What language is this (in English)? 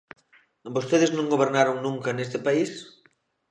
Galician